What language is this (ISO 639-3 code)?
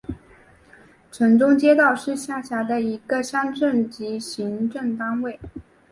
zho